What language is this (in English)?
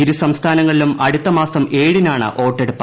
Malayalam